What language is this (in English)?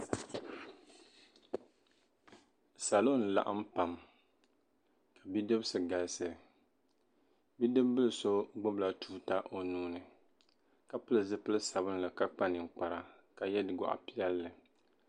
Dagbani